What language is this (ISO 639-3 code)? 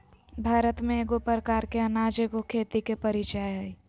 mag